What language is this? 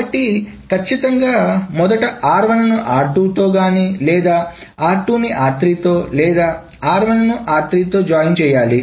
Telugu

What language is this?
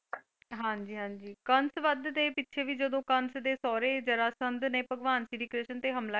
Punjabi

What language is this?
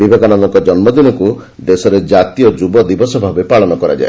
Odia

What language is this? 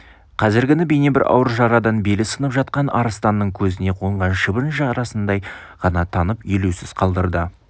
Kazakh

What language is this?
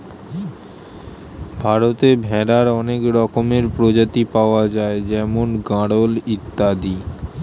Bangla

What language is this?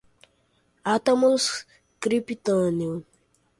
Portuguese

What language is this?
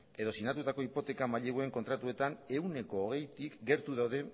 Basque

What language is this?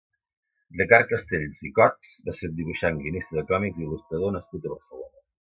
Catalan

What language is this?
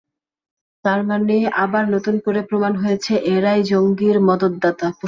Bangla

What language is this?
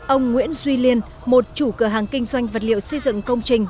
Vietnamese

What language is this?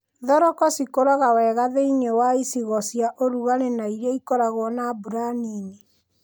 Kikuyu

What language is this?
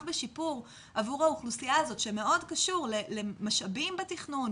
Hebrew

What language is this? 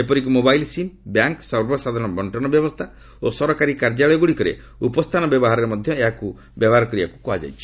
Odia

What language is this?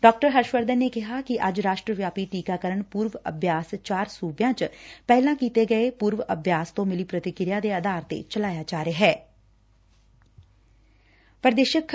Punjabi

